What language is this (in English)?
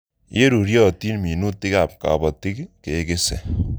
Kalenjin